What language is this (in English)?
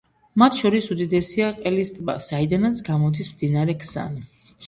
Georgian